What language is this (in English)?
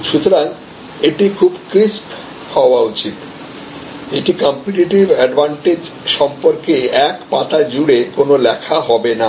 Bangla